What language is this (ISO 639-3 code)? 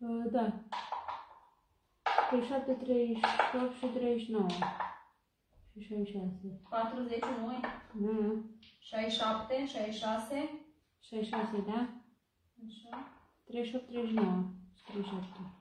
ron